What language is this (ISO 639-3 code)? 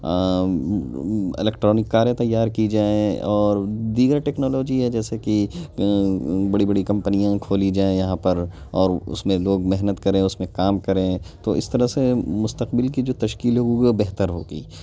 urd